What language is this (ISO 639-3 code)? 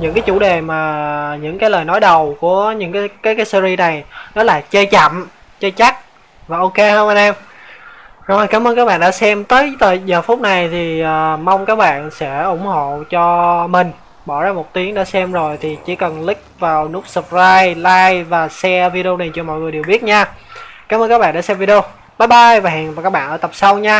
vie